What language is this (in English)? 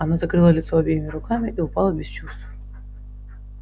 Russian